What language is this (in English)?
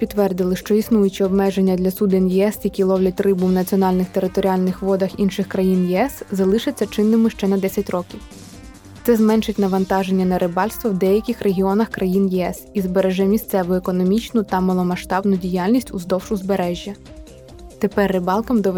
Ukrainian